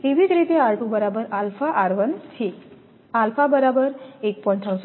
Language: Gujarati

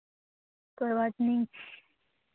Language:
Hindi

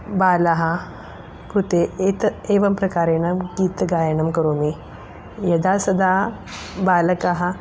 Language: Sanskrit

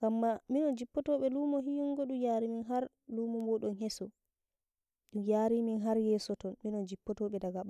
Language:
Nigerian Fulfulde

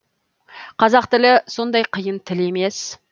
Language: Kazakh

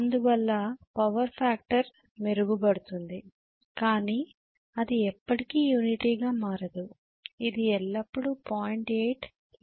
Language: Telugu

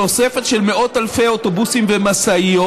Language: Hebrew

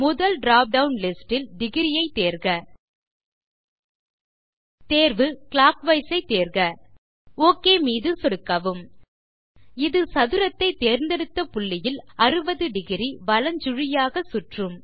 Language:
Tamil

